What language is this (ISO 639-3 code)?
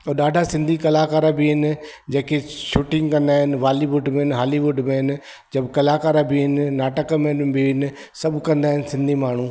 snd